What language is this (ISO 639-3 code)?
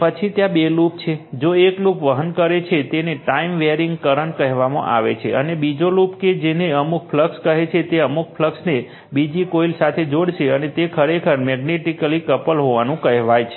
guj